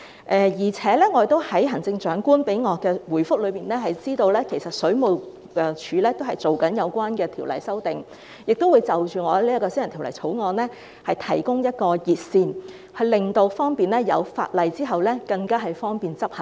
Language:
Cantonese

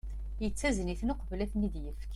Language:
Kabyle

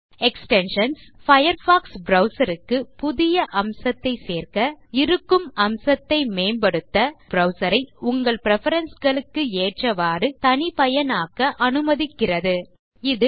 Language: Tamil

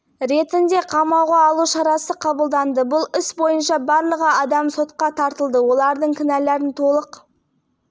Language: Kazakh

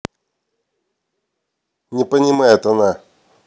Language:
Russian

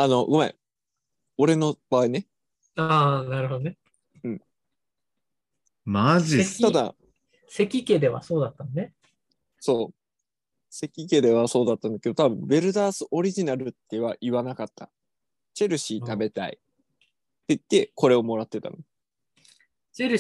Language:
Japanese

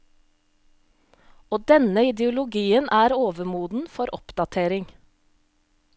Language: Norwegian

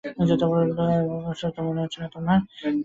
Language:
Bangla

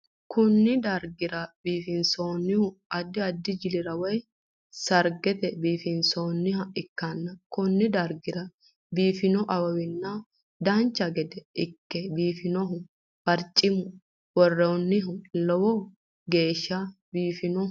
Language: Sidamo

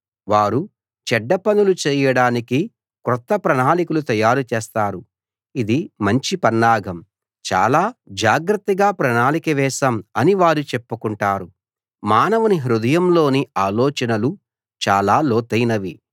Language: Telugu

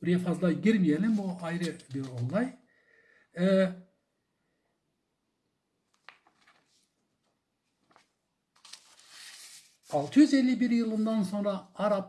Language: Turkish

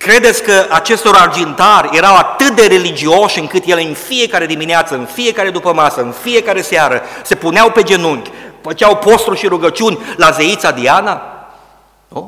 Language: Romanian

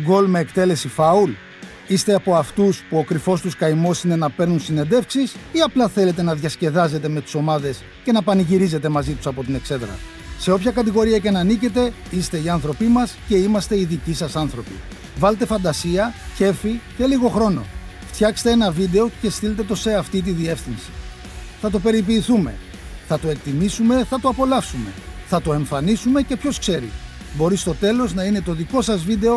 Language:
Greek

